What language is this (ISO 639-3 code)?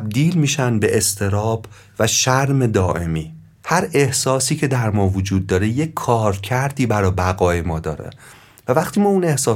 fas